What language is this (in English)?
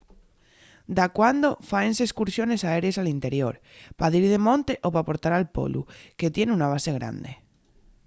Asturian